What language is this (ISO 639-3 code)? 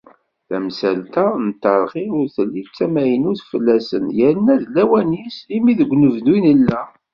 kab